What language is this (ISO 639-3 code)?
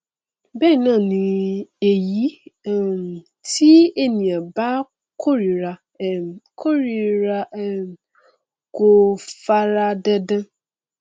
yor